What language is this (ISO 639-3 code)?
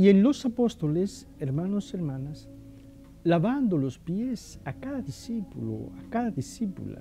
spa